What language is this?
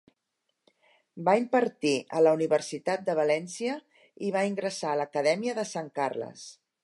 Catalan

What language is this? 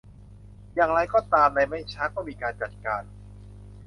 Thai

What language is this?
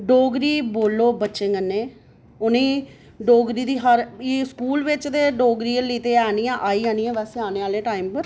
Dogri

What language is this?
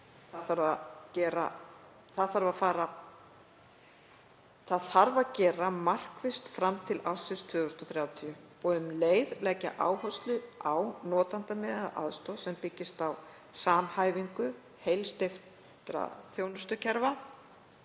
Icelandic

